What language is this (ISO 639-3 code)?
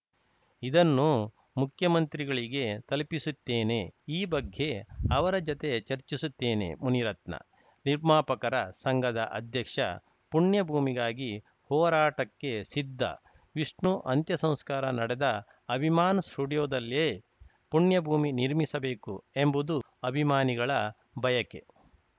kan